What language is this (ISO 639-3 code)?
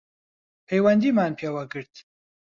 ckb